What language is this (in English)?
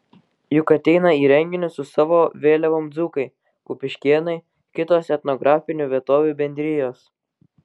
Lithuanian